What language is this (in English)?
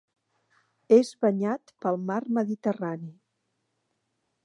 Catalan